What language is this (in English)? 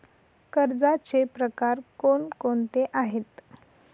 Marathi